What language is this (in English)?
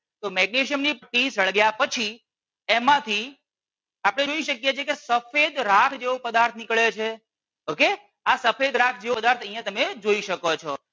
Gujarati